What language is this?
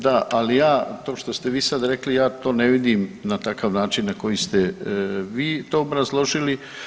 Croatian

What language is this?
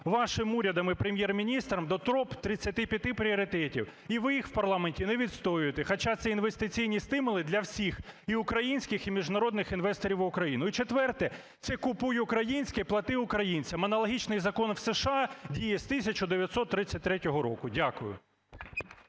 Ukrainian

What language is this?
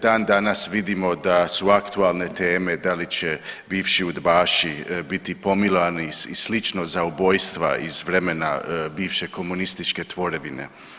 Croatian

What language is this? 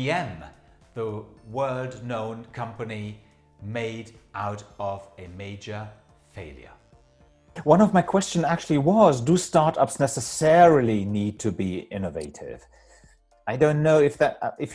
English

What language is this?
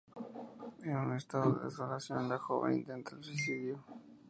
Spanish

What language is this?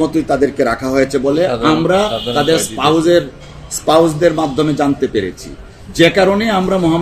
Hindi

